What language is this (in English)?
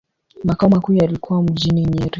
Swahili